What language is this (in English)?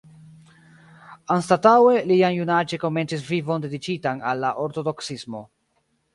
Esperanto